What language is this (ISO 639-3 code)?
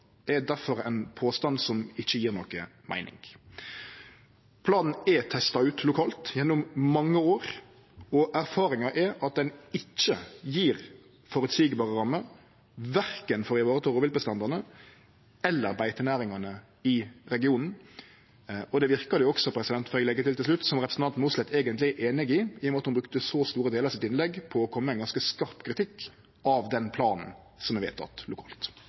nno